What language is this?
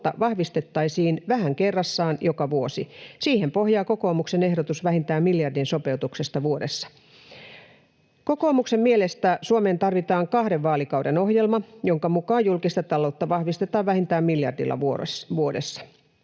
Finnish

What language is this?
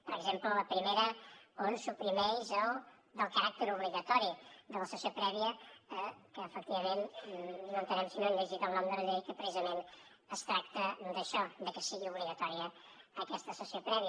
Catalan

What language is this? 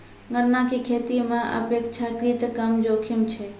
Maithili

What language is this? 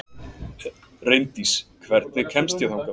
Icelandic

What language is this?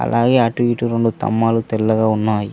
Telugu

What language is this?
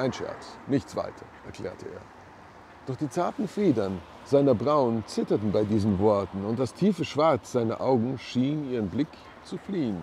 German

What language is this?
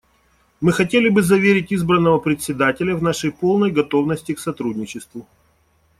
Russian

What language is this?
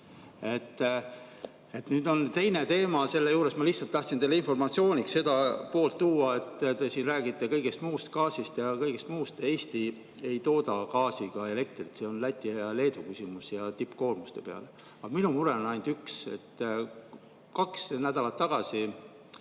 Estonian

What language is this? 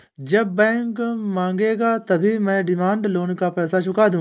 Hindi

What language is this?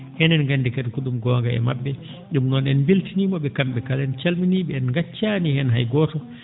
Fula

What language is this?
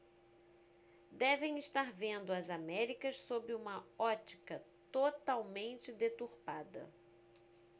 Portuguese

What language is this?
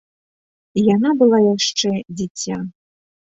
Belarusian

